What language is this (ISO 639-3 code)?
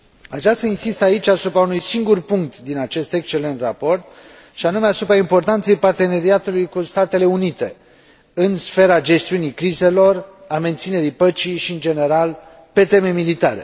ron